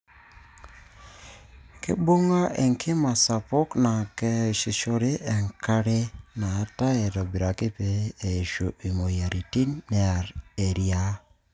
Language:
Masai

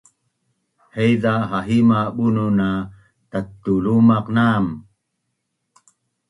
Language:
Bunun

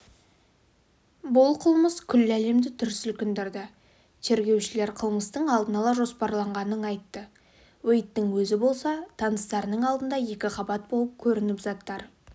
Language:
Kazakh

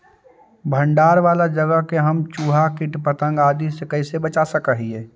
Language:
Magahi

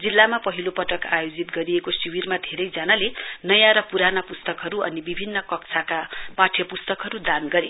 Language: Nepali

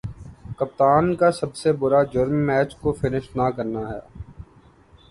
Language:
Urdu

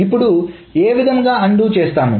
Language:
Telugu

